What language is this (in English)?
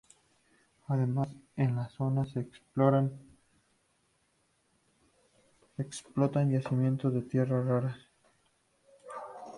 Spanish